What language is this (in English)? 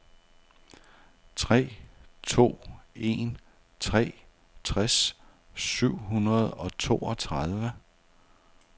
Danish